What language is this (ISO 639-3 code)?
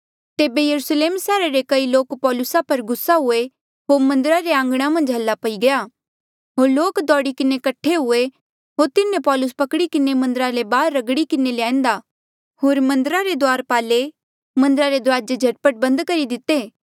mjl